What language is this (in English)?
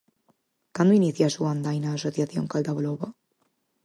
Galician